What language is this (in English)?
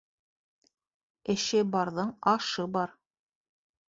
Bashkir